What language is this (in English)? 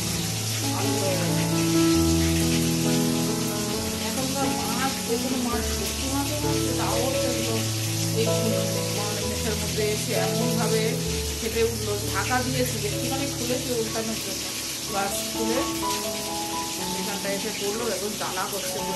Arabic